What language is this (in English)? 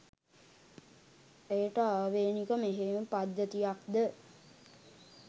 Sinhala